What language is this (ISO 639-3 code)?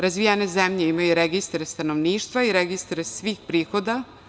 srp